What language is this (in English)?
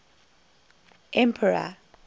English